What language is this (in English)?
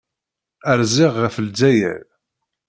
Kabyle